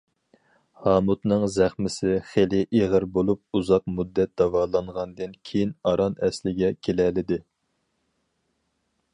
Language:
Uyghur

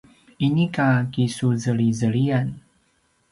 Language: Paiwan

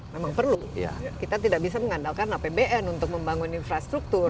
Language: Indonesian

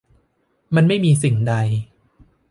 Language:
Thai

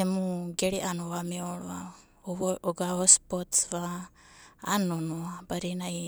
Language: Abadi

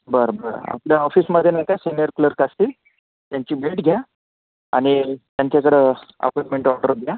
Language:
Marathi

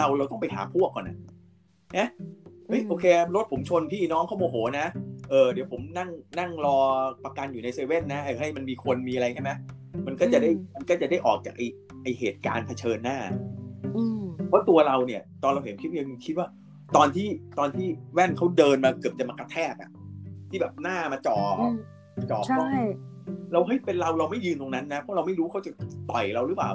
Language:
Thai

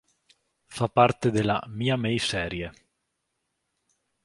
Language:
Italian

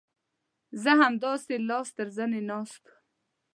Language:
Pashto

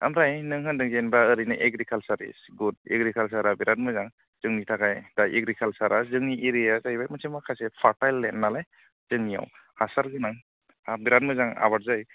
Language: Bodo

